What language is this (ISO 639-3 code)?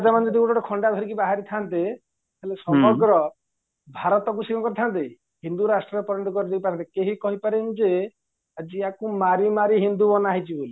ori